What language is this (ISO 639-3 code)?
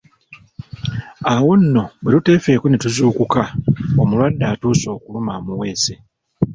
lug